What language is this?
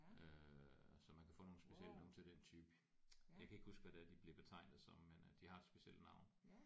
Danish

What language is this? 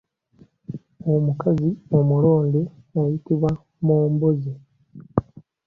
Ganda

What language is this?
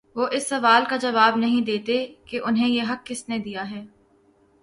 Urdu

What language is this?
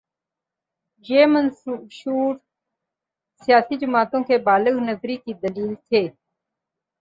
Urdu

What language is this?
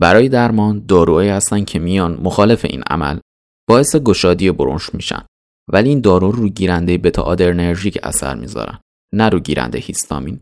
Persian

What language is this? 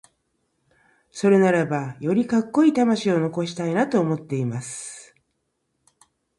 Japanese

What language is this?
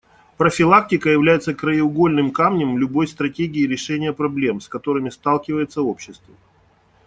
Russian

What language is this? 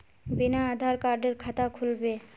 Magahi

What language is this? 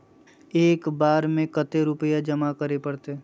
Magahi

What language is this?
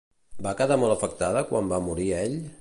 Catalan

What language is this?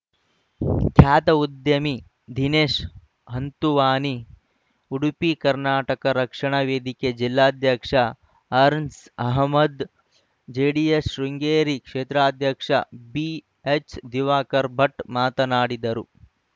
Kannada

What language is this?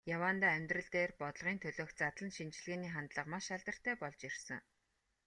Mongolian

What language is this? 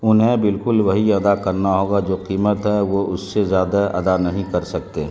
Urdu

